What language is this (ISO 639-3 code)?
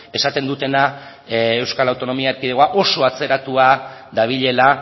eus